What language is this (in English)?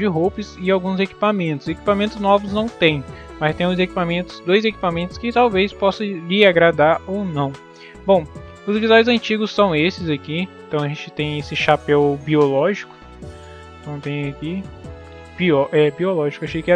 Portuguese